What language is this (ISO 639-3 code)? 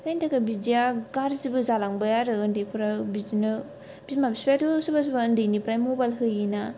brx